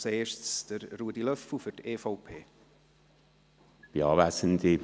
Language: Swiss German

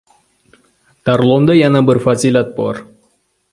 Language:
Uzbek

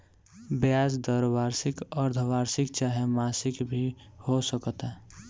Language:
Bhojpuri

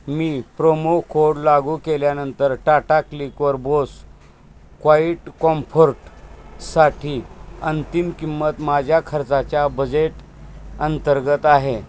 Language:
Marathi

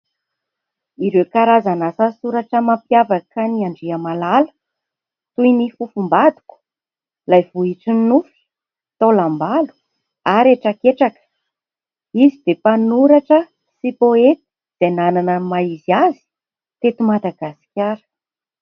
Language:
Malagasy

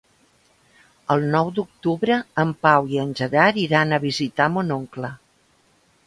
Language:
Catalan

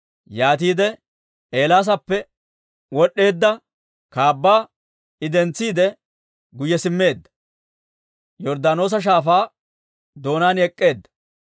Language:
Dawro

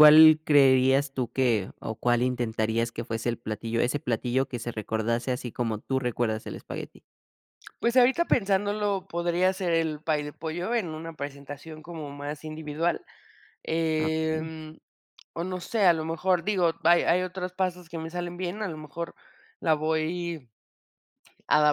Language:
Spanish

